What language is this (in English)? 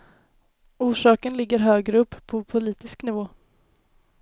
Swedish